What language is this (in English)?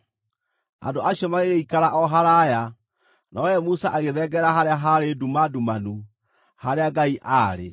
Kikuyu